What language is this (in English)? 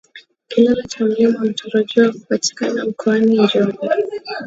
Swahili